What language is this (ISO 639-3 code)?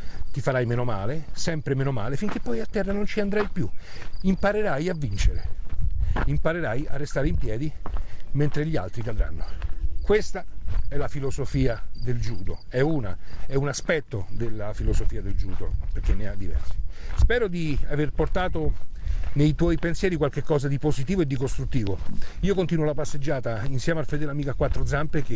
ita